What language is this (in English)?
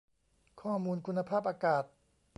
Thai